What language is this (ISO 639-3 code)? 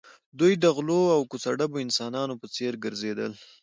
pus